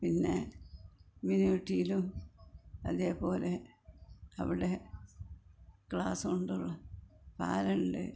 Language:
Malayalam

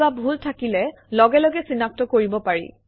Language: Assamese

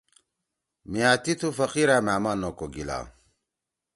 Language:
Torwali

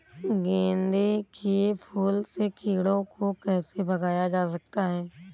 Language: Hindi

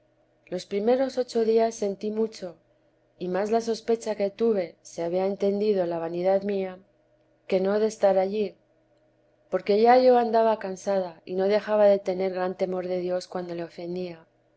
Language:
Spanish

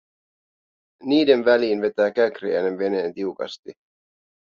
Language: Finnish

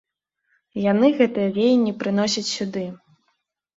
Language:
Belarusian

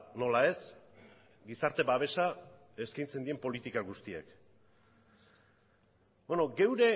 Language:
Basque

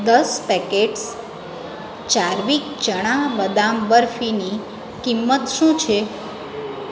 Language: Gujarati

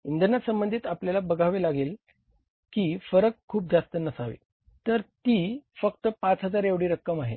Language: Marathi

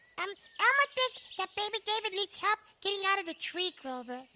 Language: English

